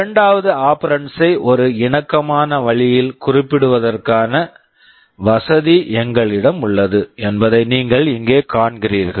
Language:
Tamil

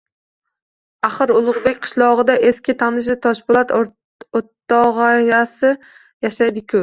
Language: Uzbek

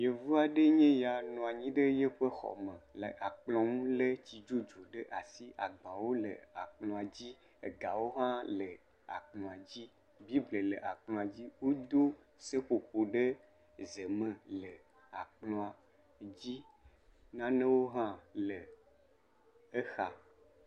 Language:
Ewe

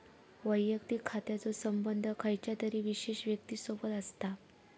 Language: Marathi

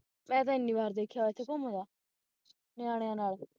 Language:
Punjabi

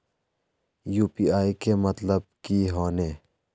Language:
Magahi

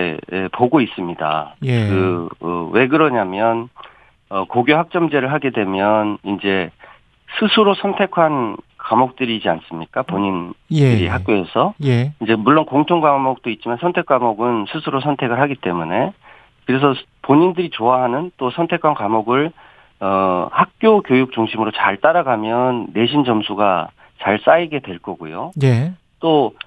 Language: Korean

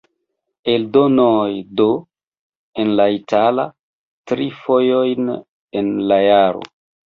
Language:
Esperanto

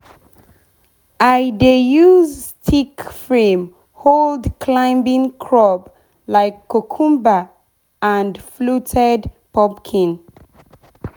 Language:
Nigerian Pidgin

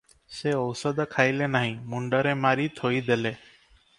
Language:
Odia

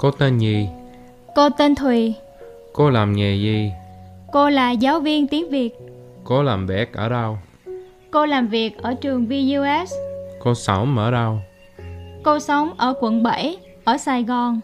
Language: Vietnamese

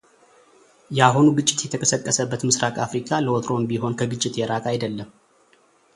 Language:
Amharic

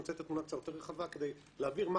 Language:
Hebrew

